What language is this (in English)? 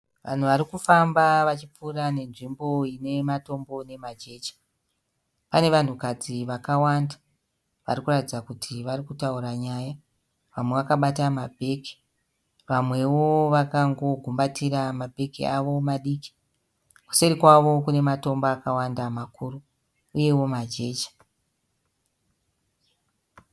Shona